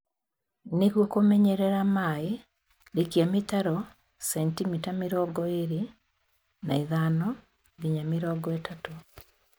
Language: Kikuyu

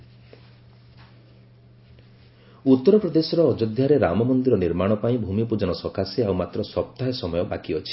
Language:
Odia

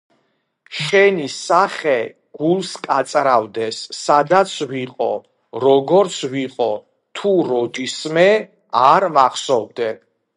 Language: Georgian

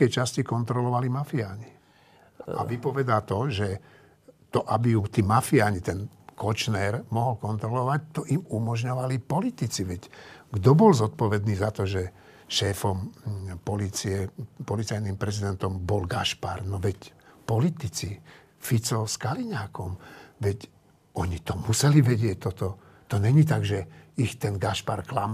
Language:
Slovak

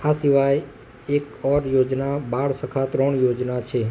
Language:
Gujarati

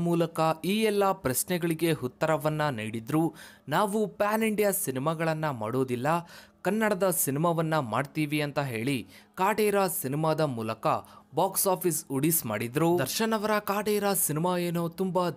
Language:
Kannada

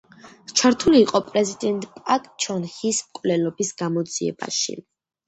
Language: Georgian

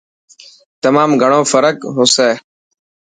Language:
Dhatki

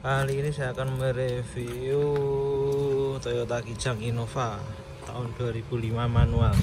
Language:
Indonesian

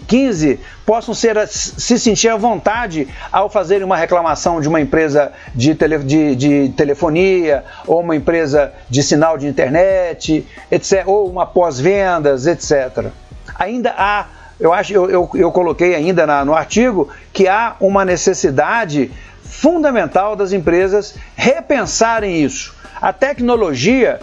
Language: Portuguese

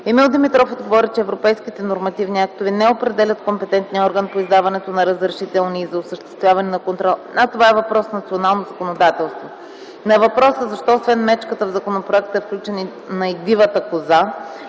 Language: Bulgarian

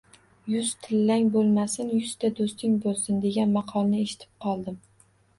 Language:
Uzbek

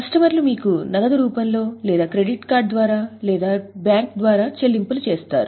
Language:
Telugu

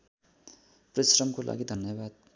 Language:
Nepali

